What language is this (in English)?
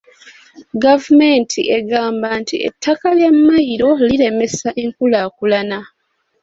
Ganda